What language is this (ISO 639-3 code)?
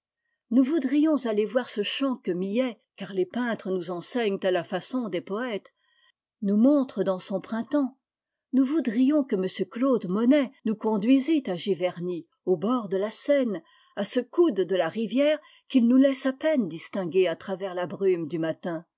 fra